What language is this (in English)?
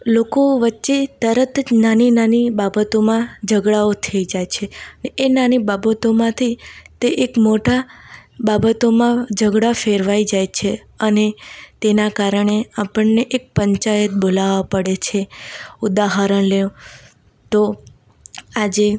Gujarati